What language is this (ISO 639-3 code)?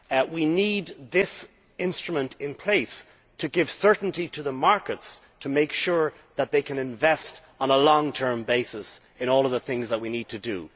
eng